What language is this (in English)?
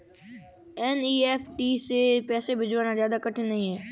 Hindi